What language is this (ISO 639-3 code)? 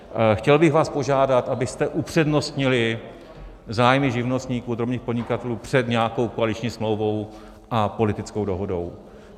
ces